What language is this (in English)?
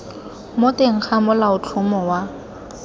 Tswana